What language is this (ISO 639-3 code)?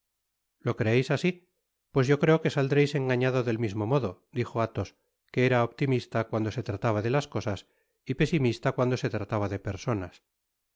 spa